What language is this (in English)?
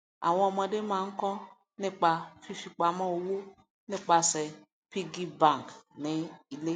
Yoruba